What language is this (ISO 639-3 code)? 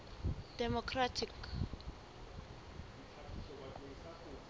sot